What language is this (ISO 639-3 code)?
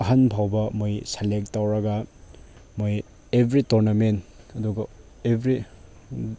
mni